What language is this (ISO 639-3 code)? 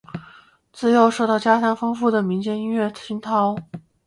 zho